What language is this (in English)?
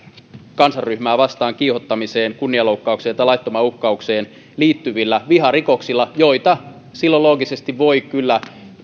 Finnish